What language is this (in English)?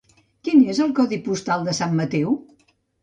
Catalan